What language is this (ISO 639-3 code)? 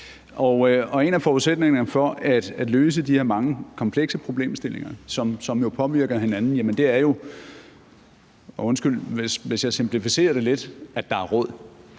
dan